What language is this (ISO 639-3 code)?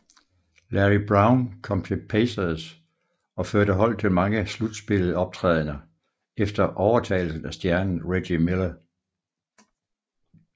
dan